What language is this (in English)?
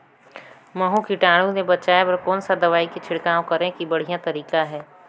Chhattisgarhi